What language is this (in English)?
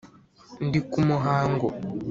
Kinyarwanda